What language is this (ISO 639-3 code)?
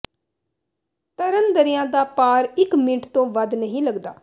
pan